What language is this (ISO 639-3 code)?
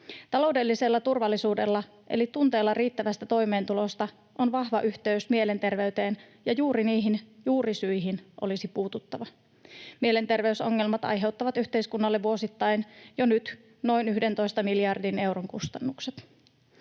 fin